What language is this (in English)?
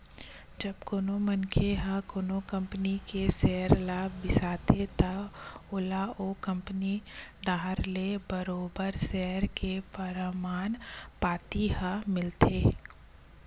Chhattisgarhi